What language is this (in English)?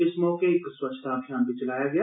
Dogri